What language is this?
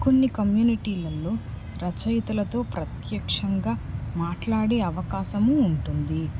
Telugu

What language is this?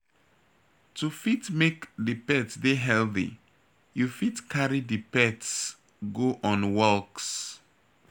Nigerian Pidgin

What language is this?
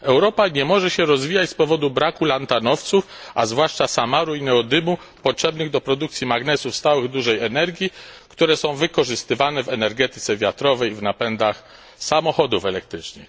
Polish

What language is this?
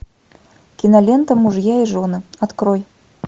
Russian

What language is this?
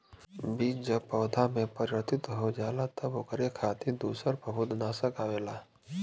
Bhojpuri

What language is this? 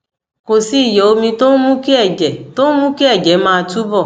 Yoruba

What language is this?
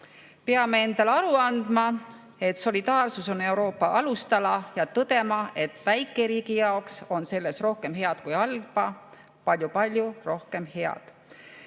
Estonian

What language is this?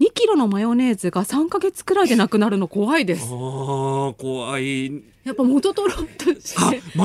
Japanese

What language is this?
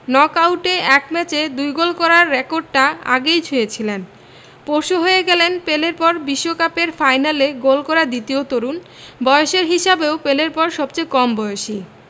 Bangla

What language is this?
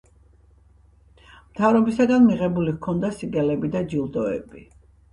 Georgian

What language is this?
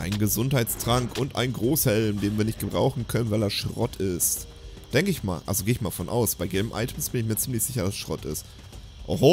German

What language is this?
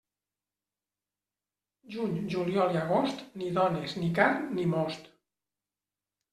Catalan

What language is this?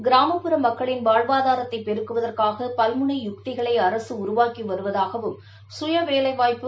Tamil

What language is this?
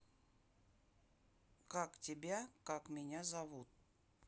Russian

